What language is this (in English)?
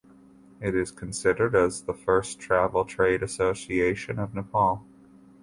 English